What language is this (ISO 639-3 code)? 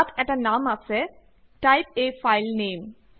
asm